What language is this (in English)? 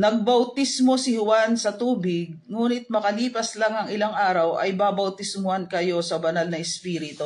Filipino